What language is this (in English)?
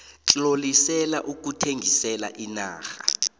South Ndebele